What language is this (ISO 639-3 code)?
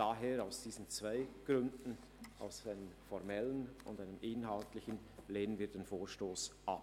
gsw